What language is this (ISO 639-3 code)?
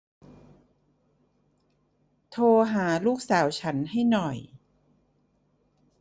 tha